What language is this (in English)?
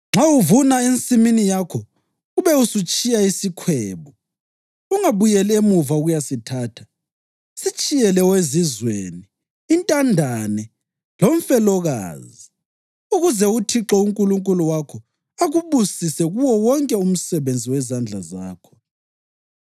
North Ndebele